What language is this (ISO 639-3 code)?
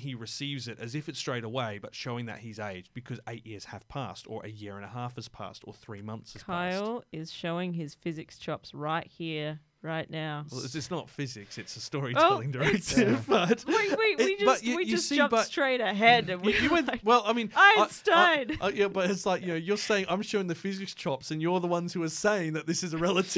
eng